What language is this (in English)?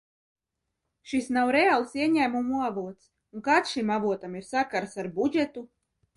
Latvian